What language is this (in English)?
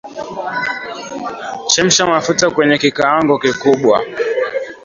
Swahili